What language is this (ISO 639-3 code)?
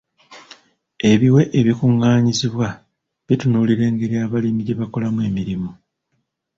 lug